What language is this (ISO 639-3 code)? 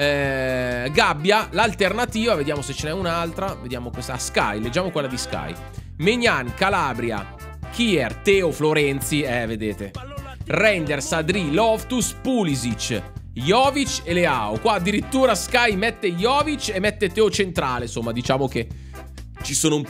ita